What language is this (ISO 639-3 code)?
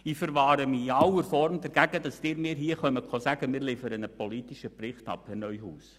gsw